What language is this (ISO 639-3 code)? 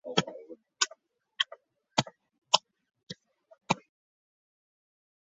zho